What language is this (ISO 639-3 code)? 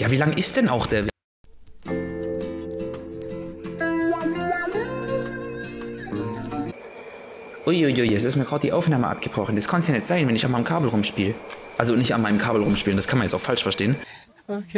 deu